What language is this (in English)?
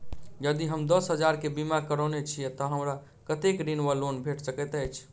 Maithili